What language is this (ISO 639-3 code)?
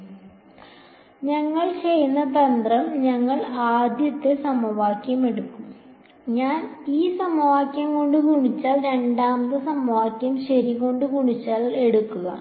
mal